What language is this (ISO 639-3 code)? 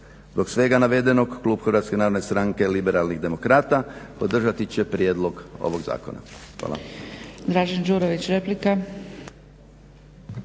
hrv